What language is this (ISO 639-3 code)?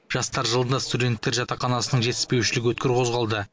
kaz